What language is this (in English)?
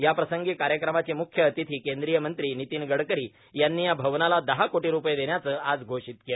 Marathi